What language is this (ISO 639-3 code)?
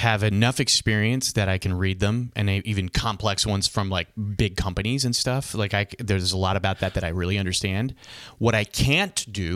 eng